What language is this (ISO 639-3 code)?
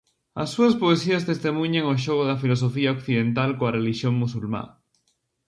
glg